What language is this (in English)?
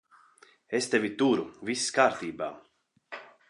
Latvian